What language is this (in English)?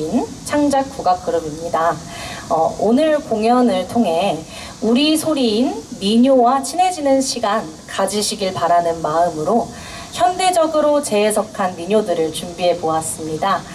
Korean